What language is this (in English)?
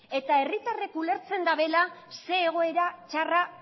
Basque